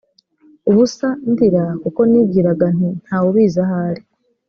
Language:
Kinyarwanda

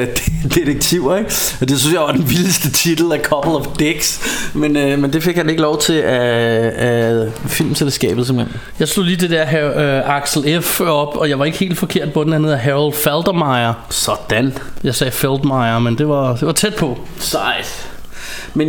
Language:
Danish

